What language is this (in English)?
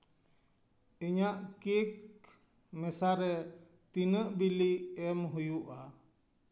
Santali